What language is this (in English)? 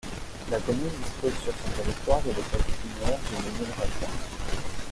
French